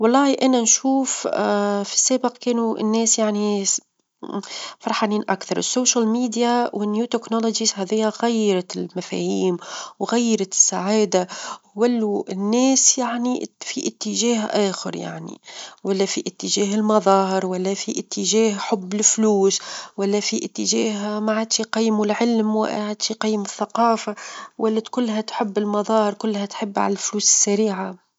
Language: Tunisian Arabic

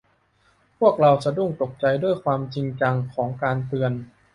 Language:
Thai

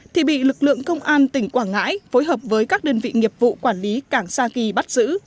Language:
Vietnamese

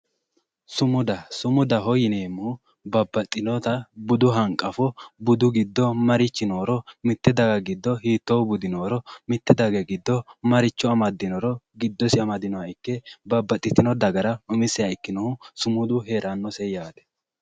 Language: Sidamo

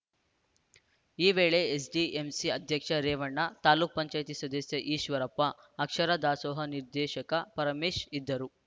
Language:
Kannada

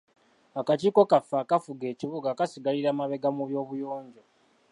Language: Ganda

